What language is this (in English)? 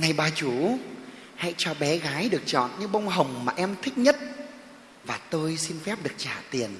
Vietnamese